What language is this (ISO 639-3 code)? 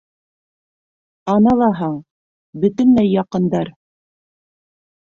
bak